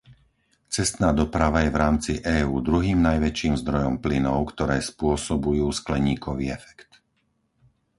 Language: Slovak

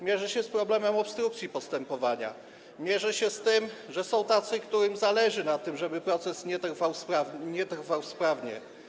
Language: Polish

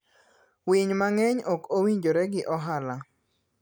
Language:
Luo (Kenya and Tanzania)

